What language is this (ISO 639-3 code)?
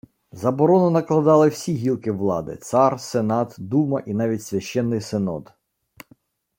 ukr